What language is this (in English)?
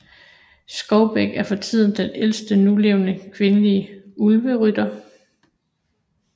Danish